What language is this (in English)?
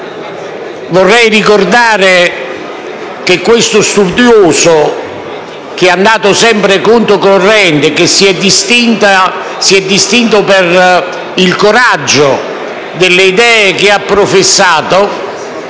Italian